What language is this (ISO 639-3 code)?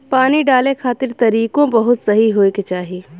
bho